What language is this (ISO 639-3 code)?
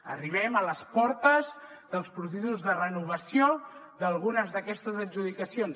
cat